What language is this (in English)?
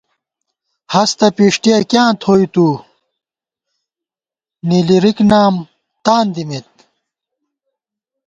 Gawar-Bati